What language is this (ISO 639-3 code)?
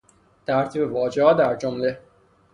fas